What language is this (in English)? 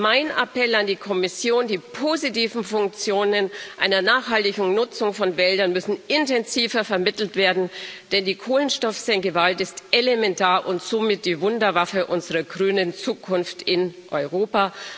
German